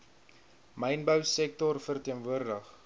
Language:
Afrikaans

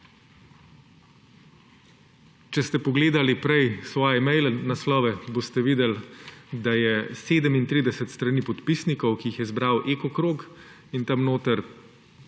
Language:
Slovenian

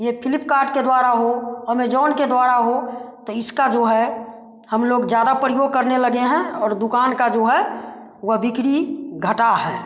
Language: Hindi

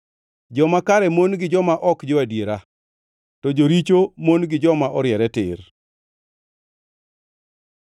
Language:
Luo (Kenya and Tanzania)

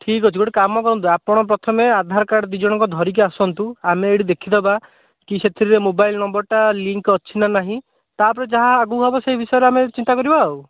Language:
Odia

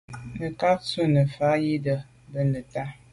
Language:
Medumba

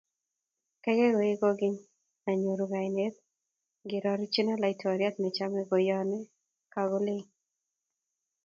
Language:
Kalenjin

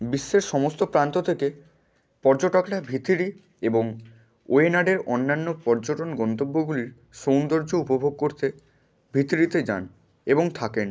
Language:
Bangla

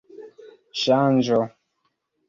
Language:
Esperanto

